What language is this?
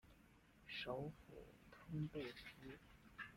Chinese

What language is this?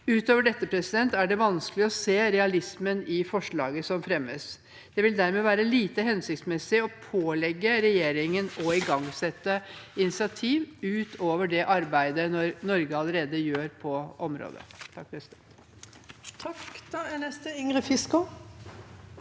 Norwegian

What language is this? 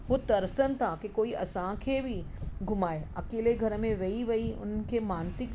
Sindhi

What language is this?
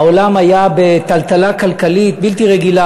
Hebrew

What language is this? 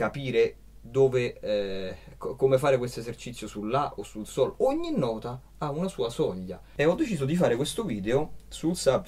Italian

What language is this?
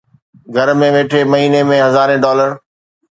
Sindhi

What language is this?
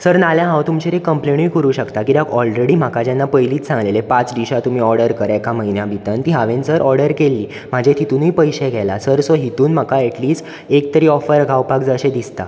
Konkani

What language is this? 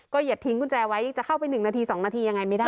Thai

